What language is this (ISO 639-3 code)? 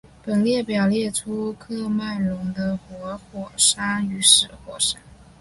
zho